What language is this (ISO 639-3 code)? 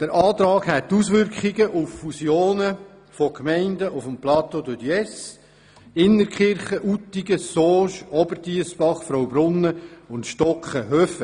gsw